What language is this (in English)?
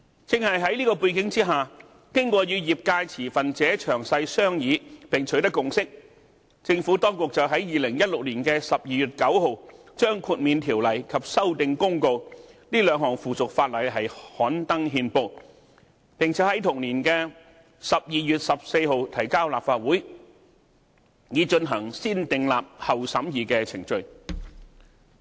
Cantonese